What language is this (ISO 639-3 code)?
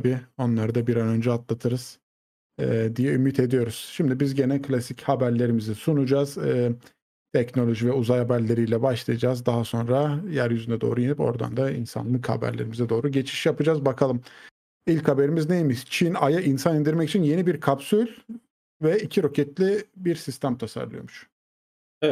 tur